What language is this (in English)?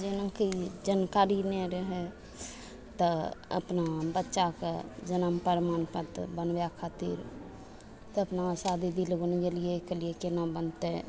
Maithili